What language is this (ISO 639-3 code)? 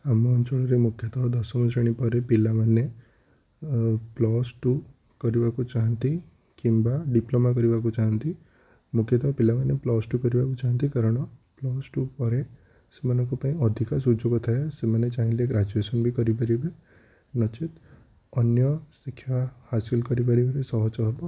ori